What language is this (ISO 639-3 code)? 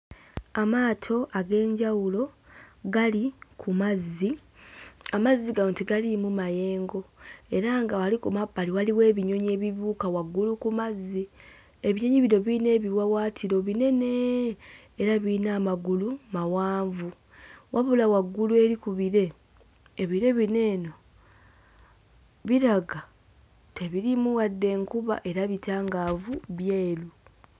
lug